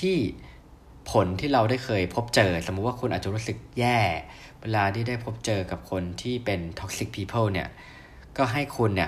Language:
Thai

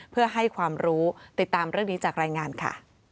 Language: Thai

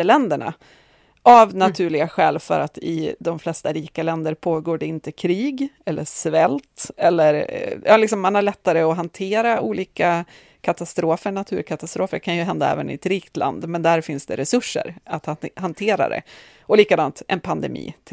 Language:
Swedish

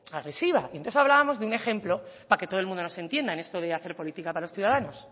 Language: Spanish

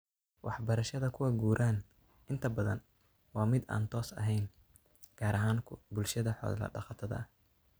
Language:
Somali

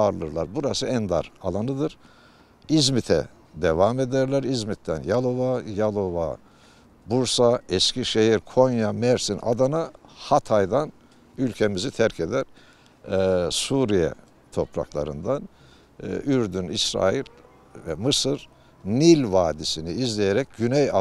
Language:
Turkish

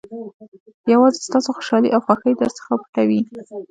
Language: Pashto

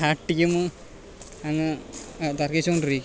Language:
Malayalam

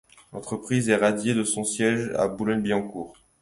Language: French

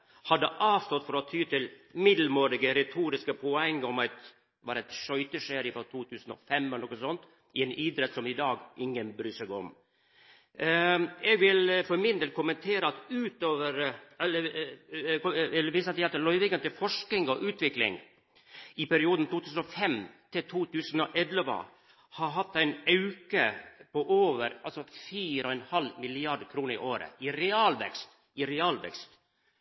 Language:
Norwegian Nynorsk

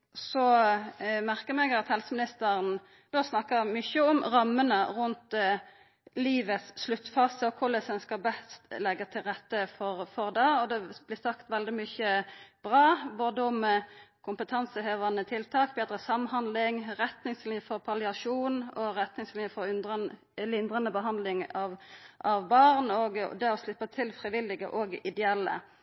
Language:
Norwegian Nynorsk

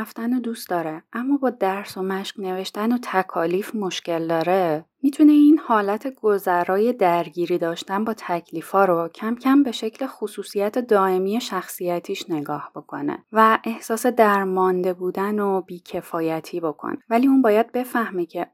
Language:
Persian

